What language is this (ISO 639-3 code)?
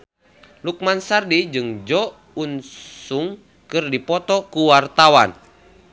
sun